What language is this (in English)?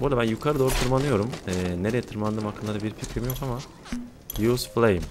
Turkish